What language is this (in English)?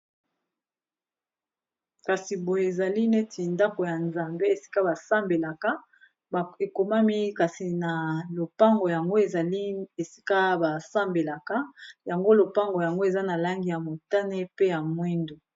Lingala